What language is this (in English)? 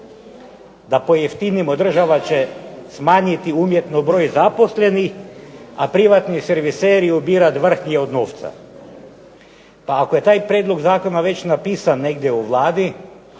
Croatian